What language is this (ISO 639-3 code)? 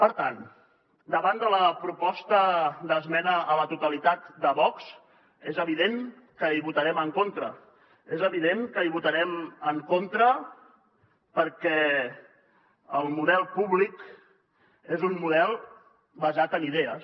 cat